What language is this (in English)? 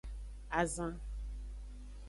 Aja (Benin)